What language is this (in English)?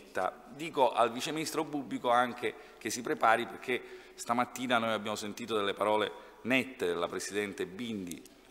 Italian